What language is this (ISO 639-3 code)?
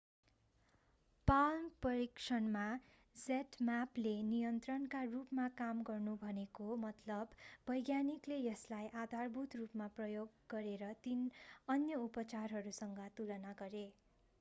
nep